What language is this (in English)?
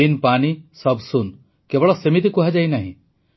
Odia